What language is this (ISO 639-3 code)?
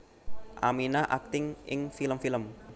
jav